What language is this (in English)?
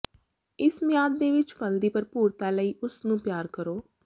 Punjabi